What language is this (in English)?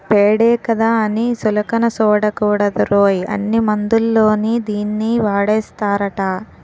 Telugu